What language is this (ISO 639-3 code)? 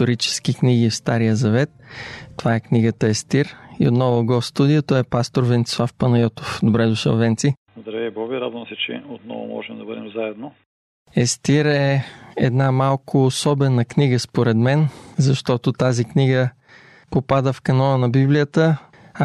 bul